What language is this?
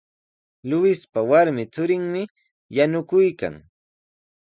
Sihuas Ancash Quechua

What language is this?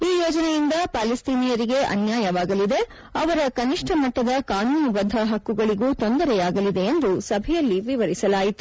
Kannada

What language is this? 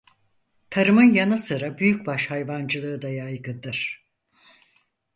Turkish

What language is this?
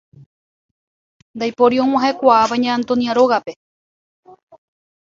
Guarani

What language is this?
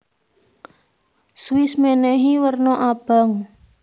Javanese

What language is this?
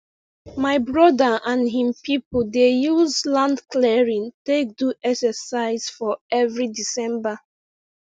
Nigerian Pidgin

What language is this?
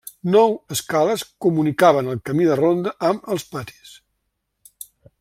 Catalan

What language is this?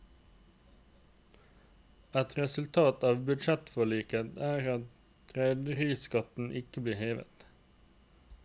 Norwegian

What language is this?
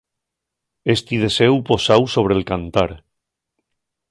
Asturian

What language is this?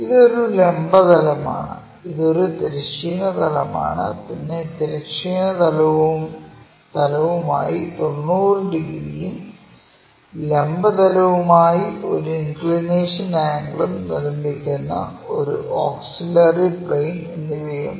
Malayalam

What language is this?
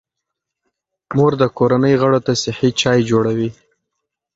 Pashto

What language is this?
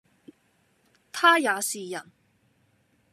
Cantonese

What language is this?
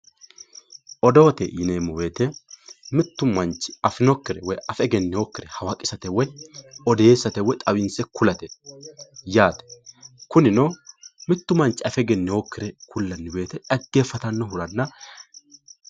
Sidamo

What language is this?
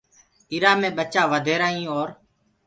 Gurgula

